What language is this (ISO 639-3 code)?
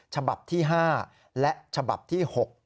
tha